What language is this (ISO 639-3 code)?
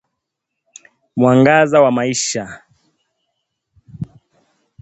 swa